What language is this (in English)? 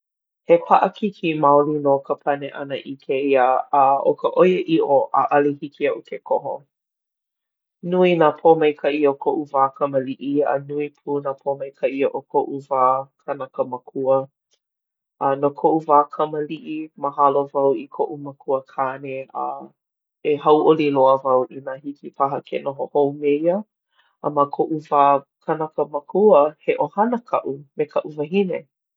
Hawaiian